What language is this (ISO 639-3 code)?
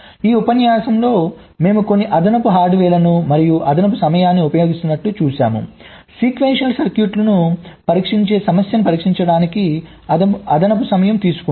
tel